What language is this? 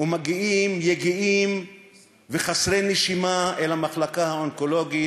Hebrew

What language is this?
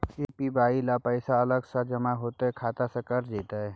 Maithili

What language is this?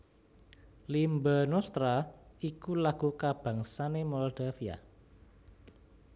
Javanese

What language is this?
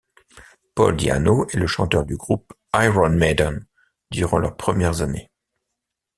French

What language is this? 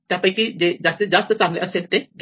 Marathi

